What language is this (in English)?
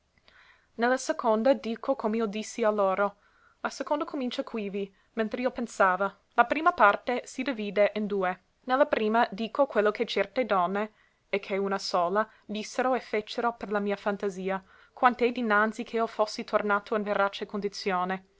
Italian